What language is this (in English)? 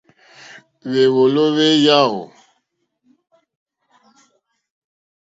Mokpwe